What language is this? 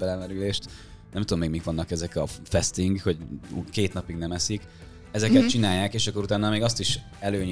Hungarian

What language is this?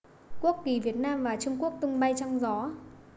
Vietnamese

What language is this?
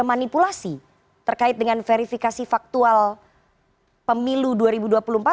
Indonesian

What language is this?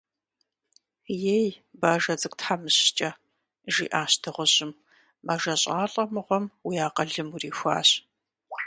Kabardian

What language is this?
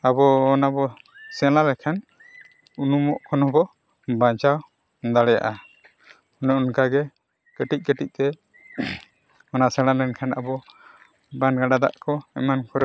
Santali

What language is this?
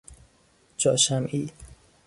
Persian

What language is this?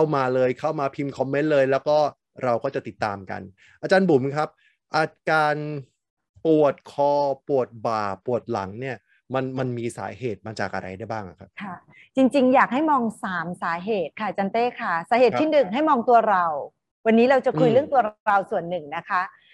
Thai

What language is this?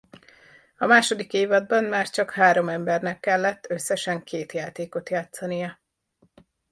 Hungarian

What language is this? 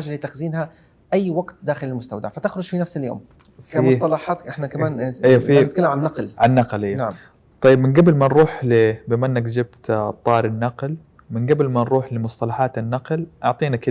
Arabic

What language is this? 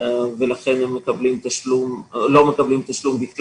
Hebrew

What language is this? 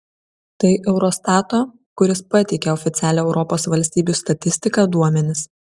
Lithuanian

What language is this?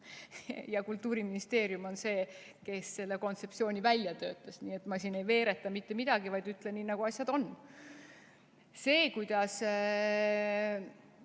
Estonian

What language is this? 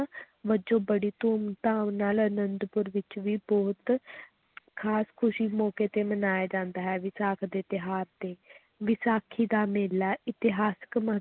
Punjabi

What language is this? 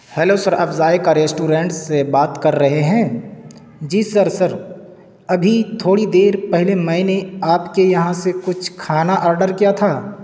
Urdu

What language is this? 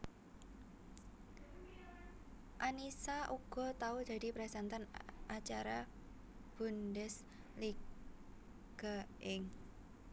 Javanese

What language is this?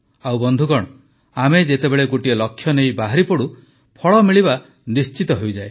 Odia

